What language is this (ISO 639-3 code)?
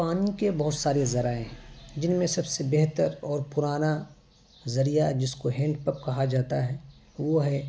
urd